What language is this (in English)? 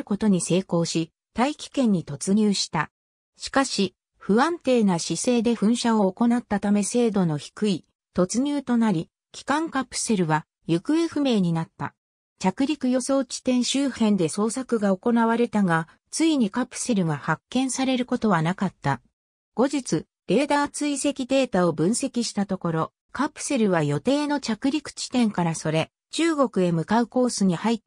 Japanese